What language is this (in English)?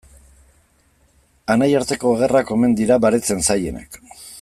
Basque